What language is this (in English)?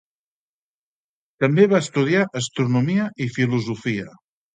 Catalan